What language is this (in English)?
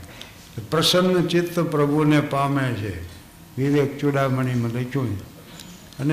Gujarati